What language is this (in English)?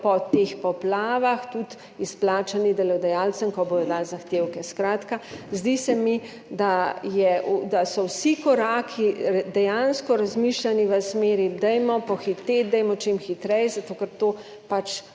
Slovenian